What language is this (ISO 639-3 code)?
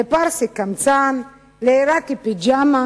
heb